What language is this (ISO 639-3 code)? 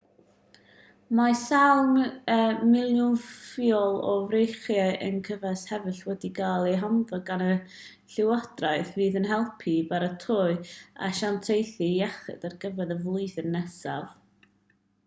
cym